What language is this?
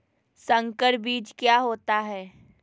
Magahi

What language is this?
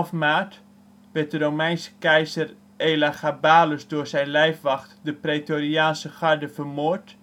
Dutch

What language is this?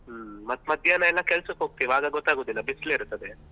Kannada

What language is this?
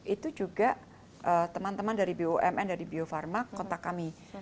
Indonesian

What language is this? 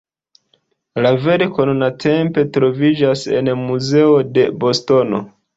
Esperanto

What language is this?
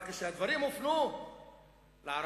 Hebrew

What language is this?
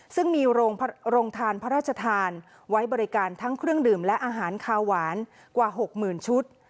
Thai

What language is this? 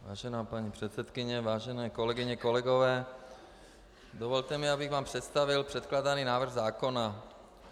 Czech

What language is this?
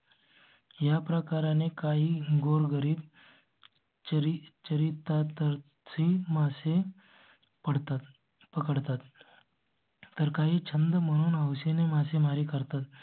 Marathi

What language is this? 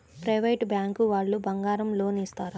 Telugu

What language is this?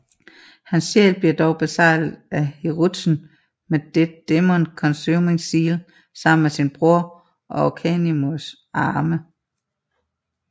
Danish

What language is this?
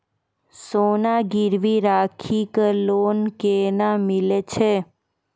Maithili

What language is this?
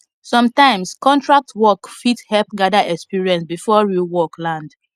Nigerian Pidgin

